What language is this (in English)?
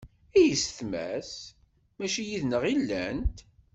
Kabyle